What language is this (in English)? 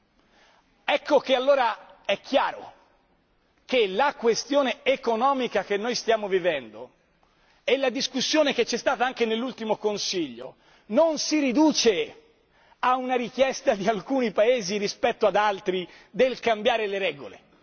Italian